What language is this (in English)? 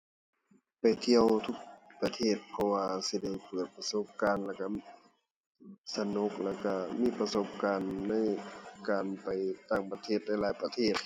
Thai